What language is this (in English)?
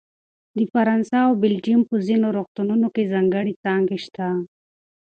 Pashto